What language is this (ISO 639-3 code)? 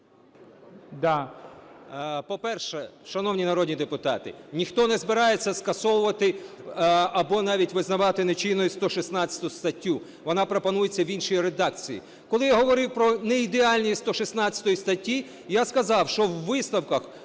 ukr